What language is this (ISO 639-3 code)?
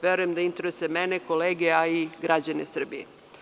srp